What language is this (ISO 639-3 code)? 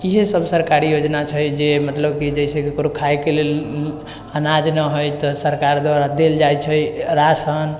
mai